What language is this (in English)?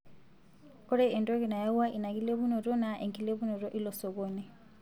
Masai